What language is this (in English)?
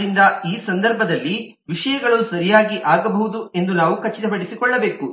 Kannada